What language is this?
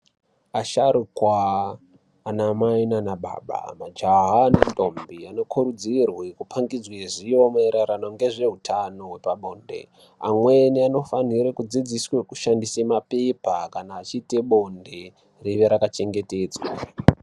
Ndau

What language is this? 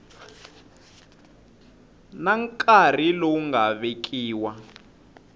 Tsonga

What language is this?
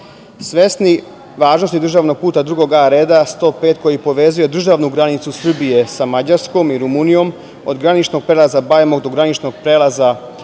Serbian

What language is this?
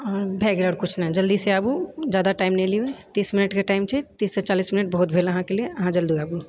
Maithili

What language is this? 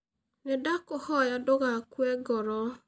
Kikuyu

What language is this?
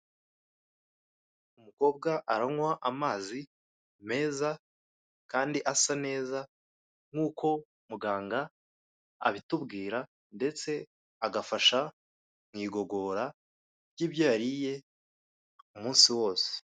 Kinyarwanda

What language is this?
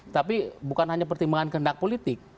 Indonesian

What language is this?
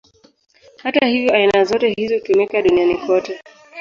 Swahili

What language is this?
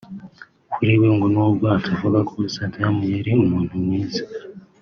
Kinyarwanda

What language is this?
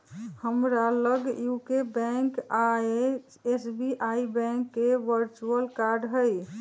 Magahi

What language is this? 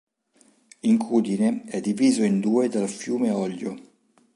Italian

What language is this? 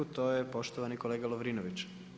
Croatian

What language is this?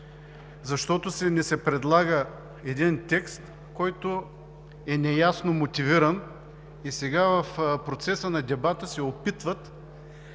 Bulgarian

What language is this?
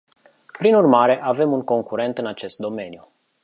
Romanian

